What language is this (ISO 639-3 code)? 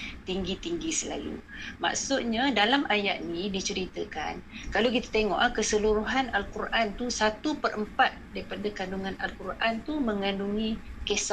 msa